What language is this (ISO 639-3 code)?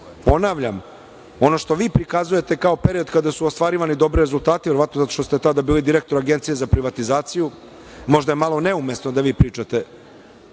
srp